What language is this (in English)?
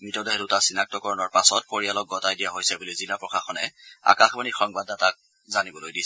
Assamese